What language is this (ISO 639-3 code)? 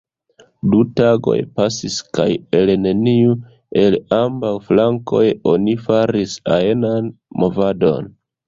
epo